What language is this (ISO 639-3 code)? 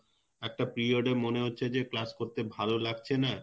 ben